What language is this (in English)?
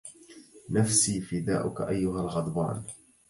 Arabic